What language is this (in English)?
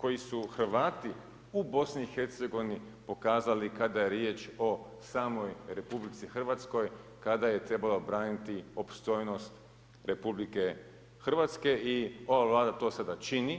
Croatian